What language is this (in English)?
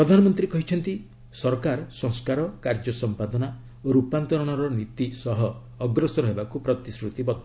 Odia